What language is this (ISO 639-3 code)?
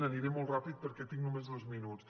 cat